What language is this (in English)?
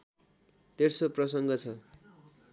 Nepali